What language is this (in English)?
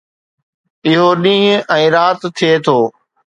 Sindhi